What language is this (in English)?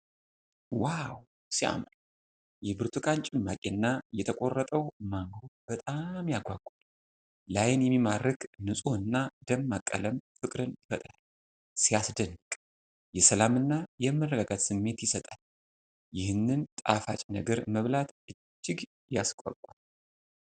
Amharic